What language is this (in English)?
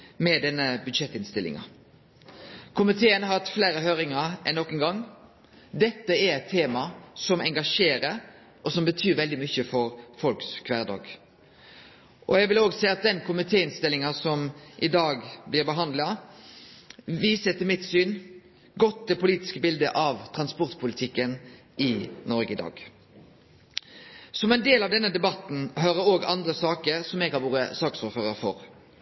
Norwegian Nynorsk